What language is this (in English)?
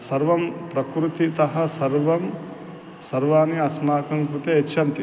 Sanskrit